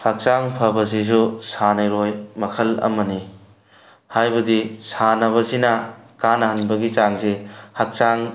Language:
Manipuri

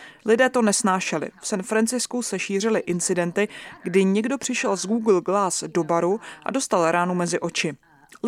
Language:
Czech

